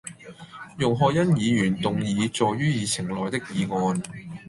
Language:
Cantonese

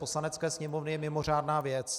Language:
Czech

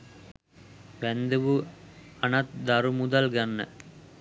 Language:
Sinhala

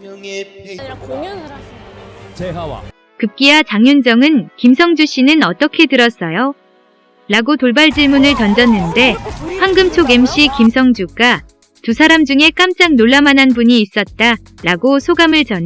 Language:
Korean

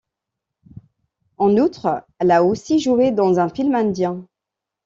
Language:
French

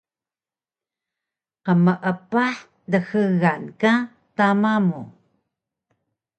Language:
Taroko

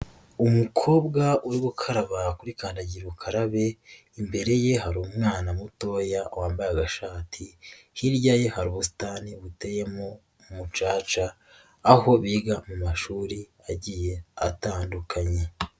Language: Kinyarwanda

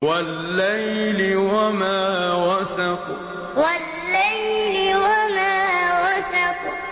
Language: Arabic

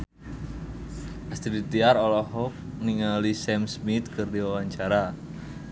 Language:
Sundanese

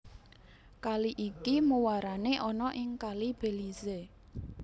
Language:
Javanese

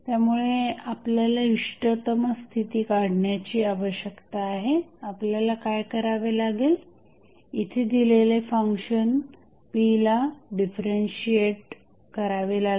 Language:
Marathi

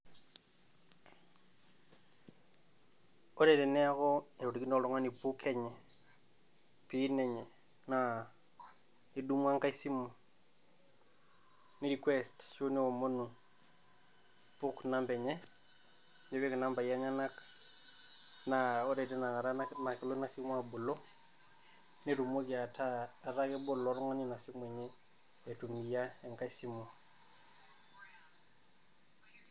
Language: Masai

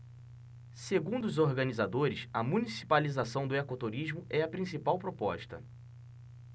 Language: Portuguese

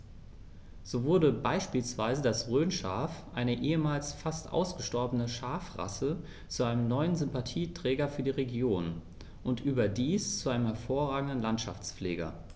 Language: German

